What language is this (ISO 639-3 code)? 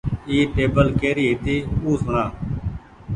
gig